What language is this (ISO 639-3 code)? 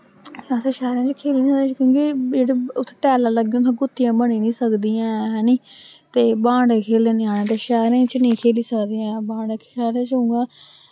doi